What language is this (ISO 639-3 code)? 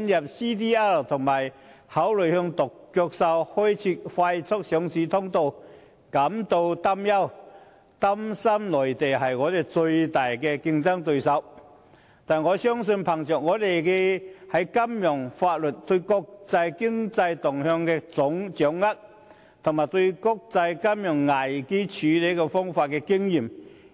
yue